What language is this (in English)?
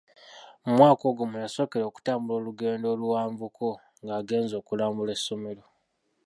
Ganda